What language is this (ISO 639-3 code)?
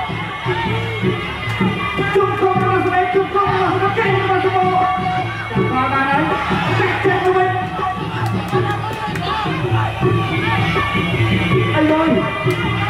tha